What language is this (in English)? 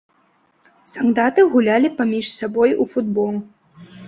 Belarusian